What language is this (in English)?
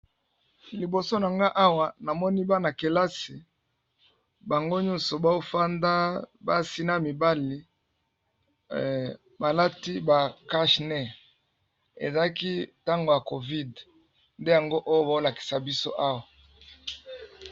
Lingala